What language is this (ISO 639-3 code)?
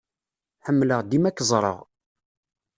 kab